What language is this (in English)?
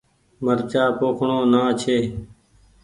Goaria